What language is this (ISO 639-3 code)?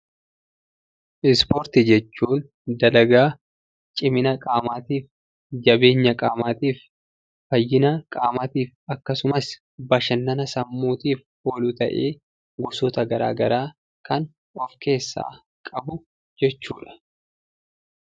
orm